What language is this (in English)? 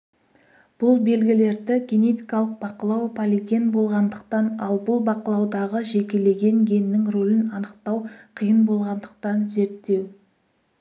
Kazakh